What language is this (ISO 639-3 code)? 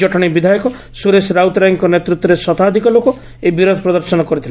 ori